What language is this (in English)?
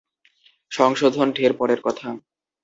Bangla